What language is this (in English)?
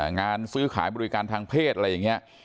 Thai